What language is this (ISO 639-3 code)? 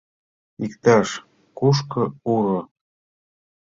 chm